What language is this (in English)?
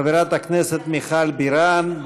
Hebrew